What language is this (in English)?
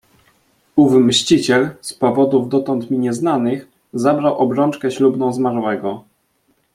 Polish